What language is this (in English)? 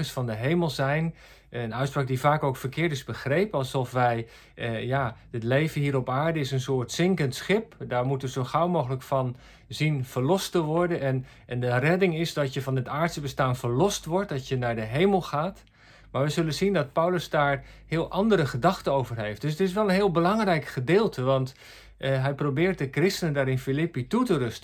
Dutch